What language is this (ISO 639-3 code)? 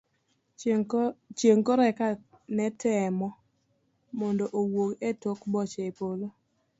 luo